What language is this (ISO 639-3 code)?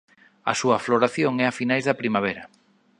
glg